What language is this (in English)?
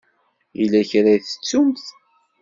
Kabyle